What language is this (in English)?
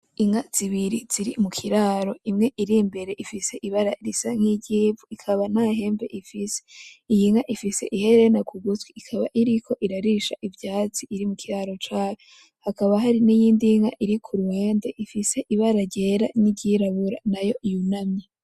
Rundi